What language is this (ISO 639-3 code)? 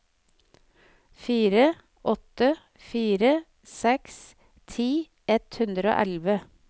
nor